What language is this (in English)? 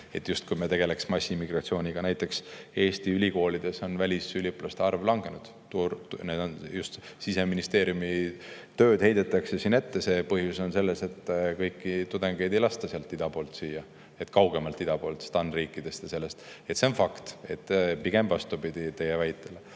Estonian